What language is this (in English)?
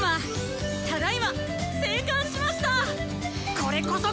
Japanese